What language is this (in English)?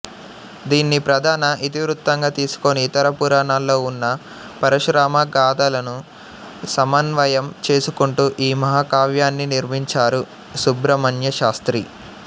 Telugu